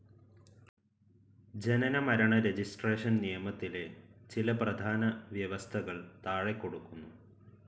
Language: Malayalam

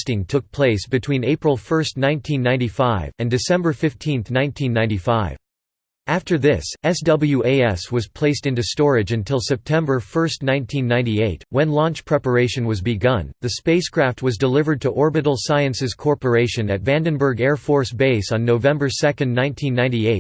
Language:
English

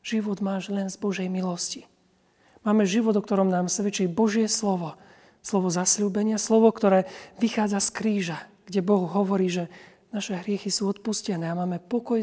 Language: Slovak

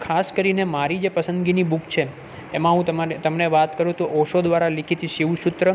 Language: Gujarati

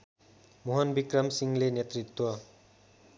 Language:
Nepali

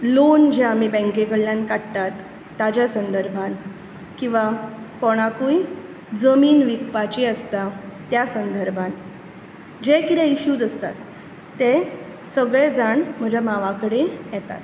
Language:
Konkani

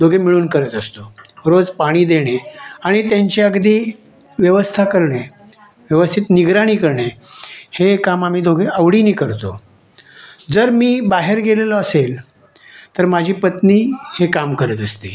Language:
Marathi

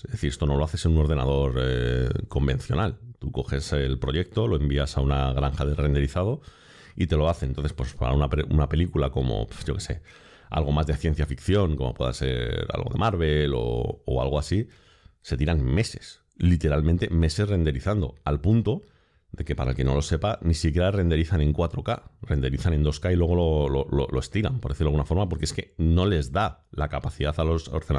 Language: Spanish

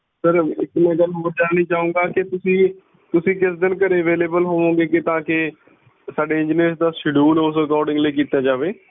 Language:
Punjabi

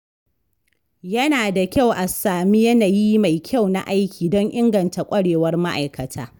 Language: Hausa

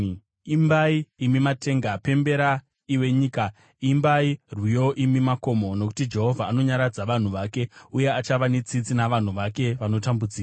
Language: Shona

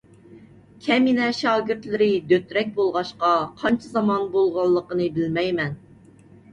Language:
Uyghur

